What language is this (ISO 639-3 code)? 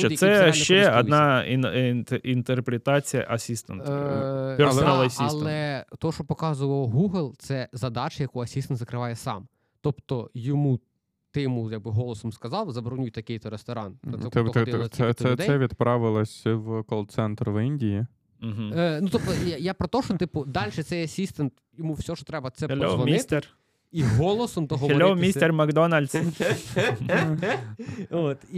ukr